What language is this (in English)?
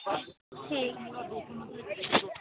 Dogri